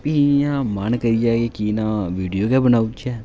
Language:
Dogri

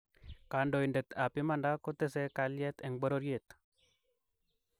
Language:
Kalenjin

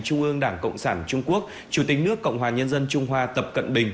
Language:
Vietnamese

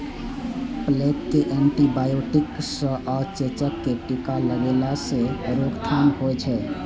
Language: Maithili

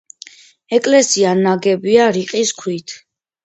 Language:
Georgian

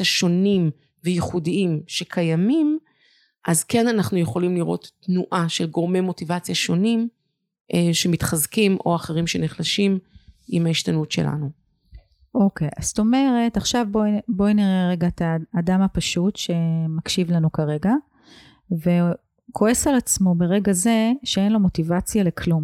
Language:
Hebrew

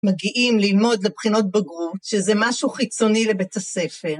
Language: Hebrew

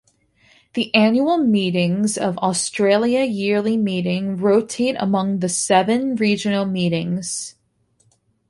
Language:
English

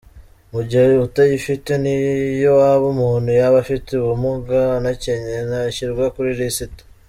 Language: Kinyarwanda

